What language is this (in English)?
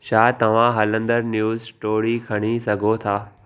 Sindhi